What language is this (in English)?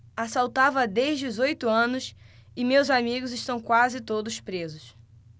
Portuguese